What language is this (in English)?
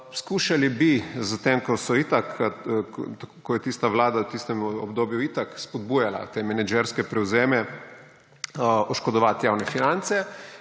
Slovenian